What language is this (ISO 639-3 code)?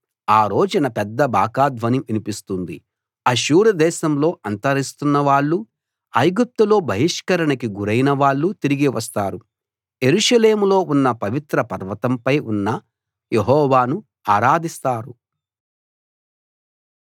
tel